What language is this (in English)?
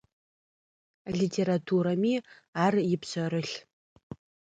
Adyghe